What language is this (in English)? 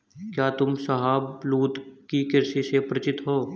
Hindi